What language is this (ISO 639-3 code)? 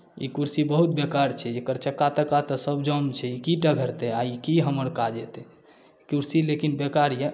mai